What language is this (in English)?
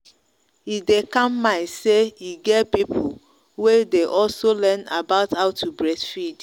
Nigerian Pidgin